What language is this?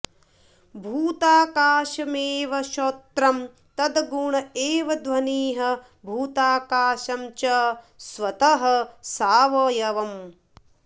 Sanskrit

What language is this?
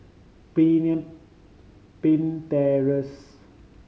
English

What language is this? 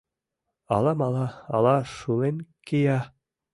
Mari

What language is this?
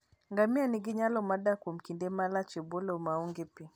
Luo (Kenya and Tanzania)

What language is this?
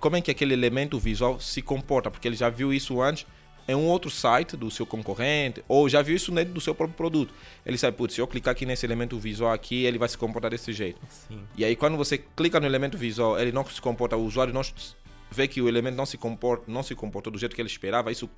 Portuguese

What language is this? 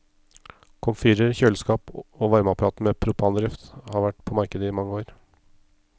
Norwegian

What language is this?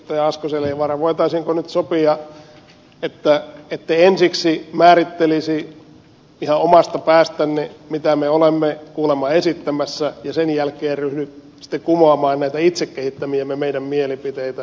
Finnish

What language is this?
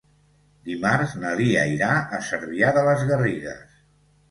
Catalan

